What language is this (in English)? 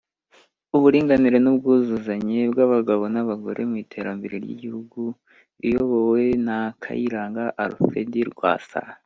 Kinyarwanda